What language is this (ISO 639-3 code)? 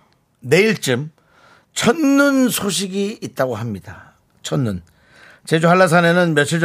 kor